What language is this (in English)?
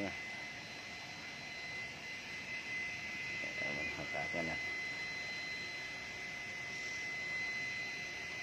Vietnamese